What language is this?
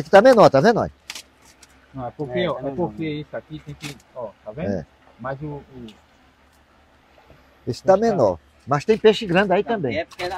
Portuguese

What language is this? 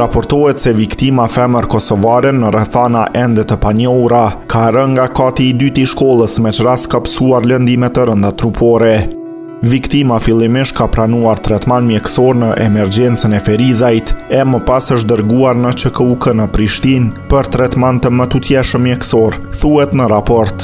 Romanian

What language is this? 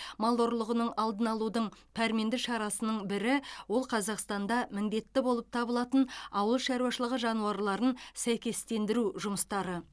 Kazakh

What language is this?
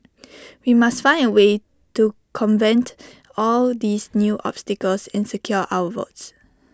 English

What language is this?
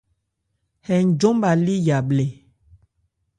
Ebrié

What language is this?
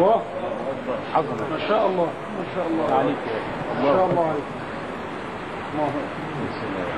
Arabic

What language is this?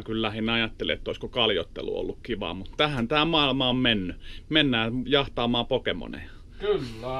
Finnish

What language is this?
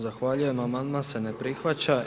Croatian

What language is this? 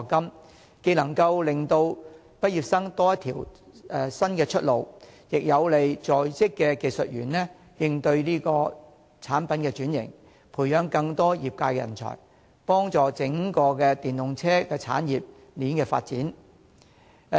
Cantonese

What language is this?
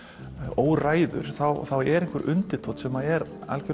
Icelandic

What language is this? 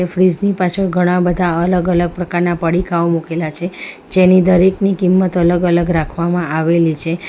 Gujarati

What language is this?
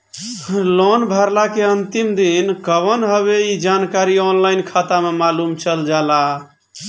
Bhojpuri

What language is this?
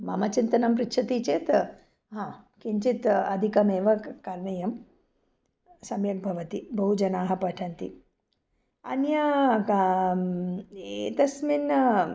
Sanskrit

